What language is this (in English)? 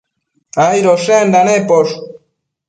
Matsés